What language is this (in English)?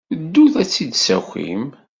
Kabyle